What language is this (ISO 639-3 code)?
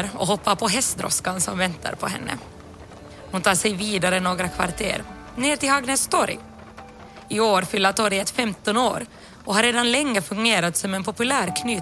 swe